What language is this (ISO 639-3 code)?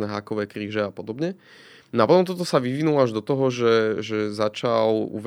slk